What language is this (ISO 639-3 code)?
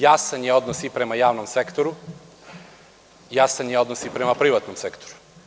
srp